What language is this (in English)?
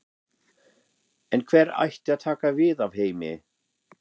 Icelandic